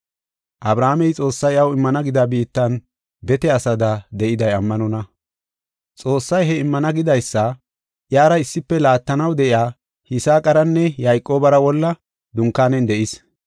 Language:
Gofa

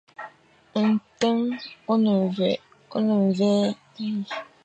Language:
Fang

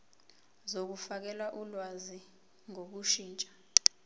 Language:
Zulu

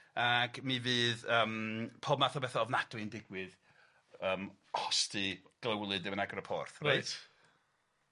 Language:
Welsh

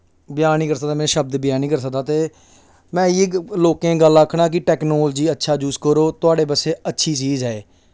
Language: Dogri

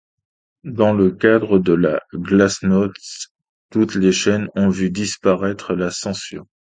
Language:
French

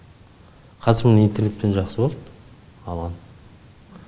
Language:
Kazakh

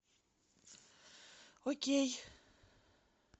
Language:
Russian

